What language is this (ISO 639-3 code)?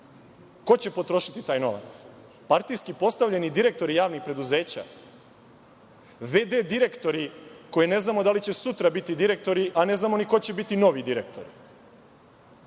srp